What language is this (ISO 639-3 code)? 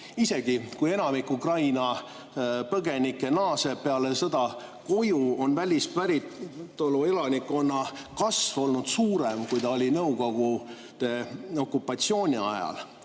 est